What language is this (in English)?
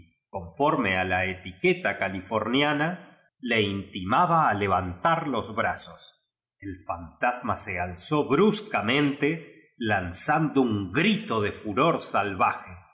Spanish